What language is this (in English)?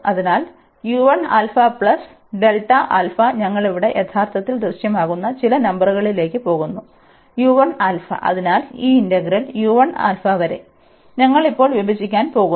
Malayalam